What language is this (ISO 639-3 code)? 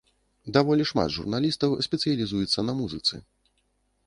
bel